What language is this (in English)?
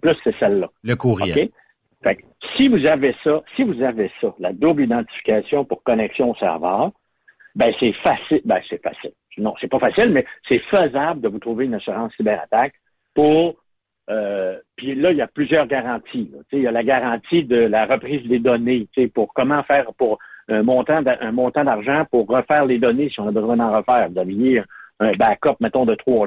French